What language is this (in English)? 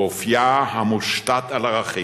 Hebrew